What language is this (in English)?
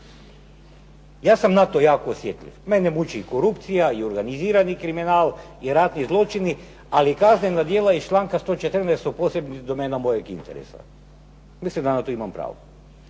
Croatian